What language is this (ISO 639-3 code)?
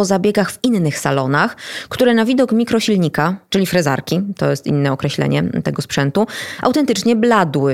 pol